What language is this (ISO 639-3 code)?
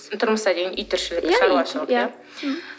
kaz